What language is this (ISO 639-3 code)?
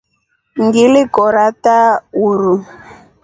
rof